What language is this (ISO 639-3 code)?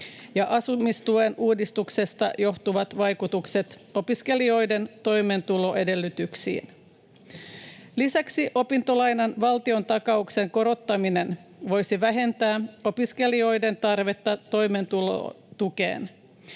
fin